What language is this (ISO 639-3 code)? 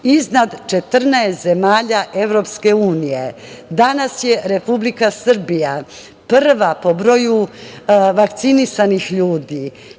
srp